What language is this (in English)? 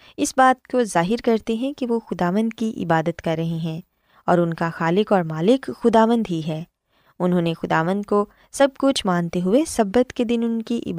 Urdu